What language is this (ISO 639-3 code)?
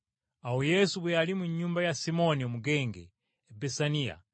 lug